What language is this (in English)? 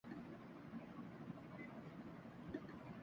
Urdu